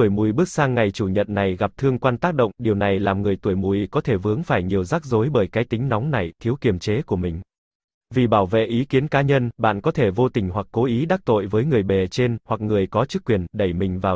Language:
Vietnamese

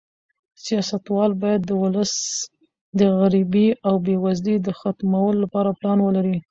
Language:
Pashto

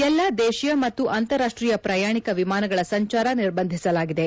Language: Kannada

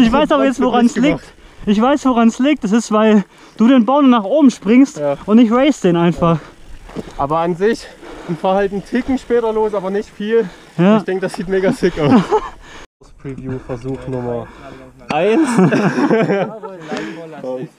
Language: German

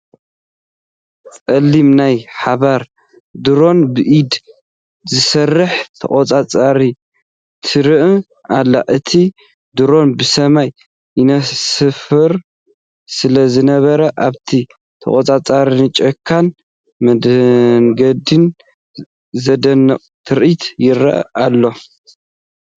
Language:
Tigrinya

